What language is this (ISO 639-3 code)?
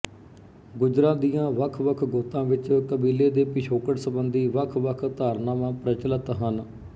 pan